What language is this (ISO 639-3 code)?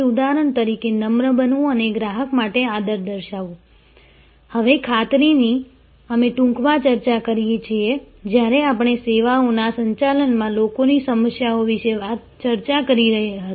guj